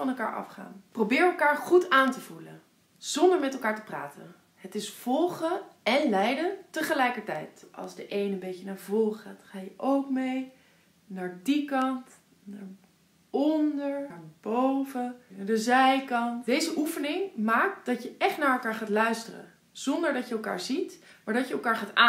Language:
Dutch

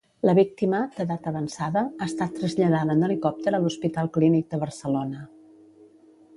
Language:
Catalan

